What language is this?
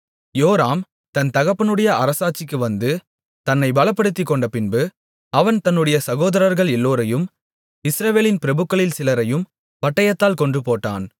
Tamil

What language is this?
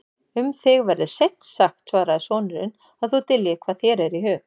Icelandic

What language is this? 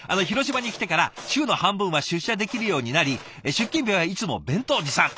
Japanese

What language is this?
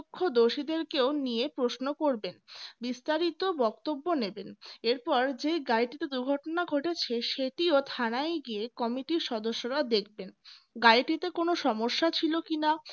Bangla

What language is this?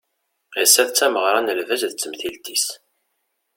Kabyle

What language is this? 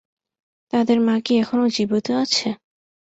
Bangla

